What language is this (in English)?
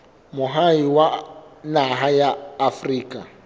Southern Sotho